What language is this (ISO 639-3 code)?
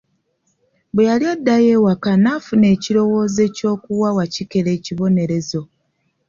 lug